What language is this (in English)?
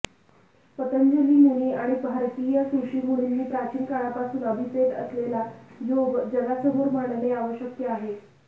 Marathi